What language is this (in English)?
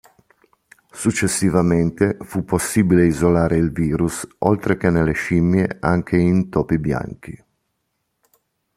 Italian